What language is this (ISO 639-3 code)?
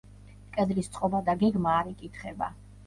kat